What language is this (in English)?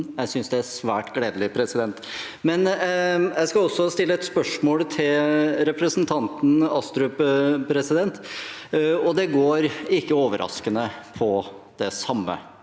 Norwegian